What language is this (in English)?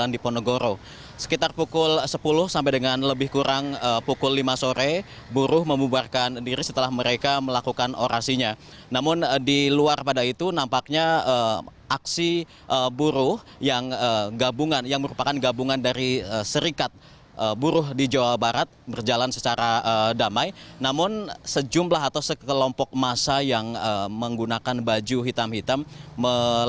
Indonesian